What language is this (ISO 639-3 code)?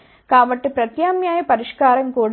tel